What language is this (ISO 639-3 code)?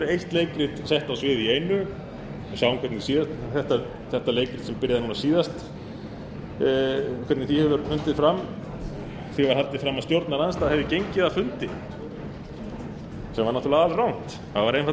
isl